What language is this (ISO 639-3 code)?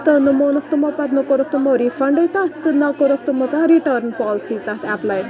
kas